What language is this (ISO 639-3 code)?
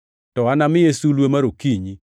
luo